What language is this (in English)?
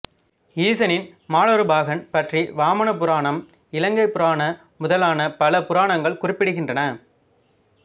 Tamil